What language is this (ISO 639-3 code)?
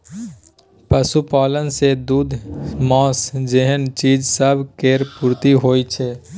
mai